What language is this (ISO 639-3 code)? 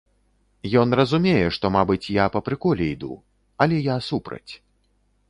bel